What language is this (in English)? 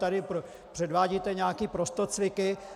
Czech